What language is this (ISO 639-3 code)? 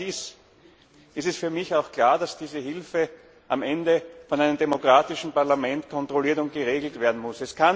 deu